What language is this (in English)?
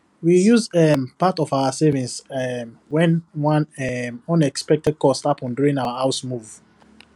Nigerian Pidgin